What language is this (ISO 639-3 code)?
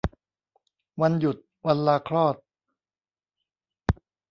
tha